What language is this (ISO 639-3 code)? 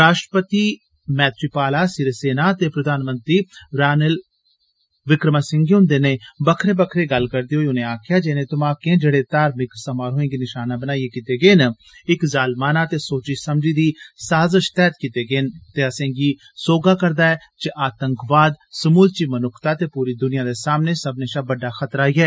doi